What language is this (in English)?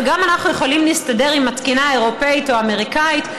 Hebrew